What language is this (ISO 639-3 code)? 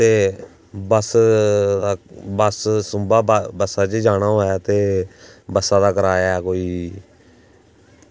doi